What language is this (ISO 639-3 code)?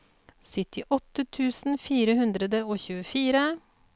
nor